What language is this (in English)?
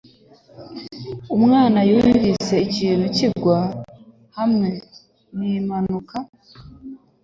Kinyarwanda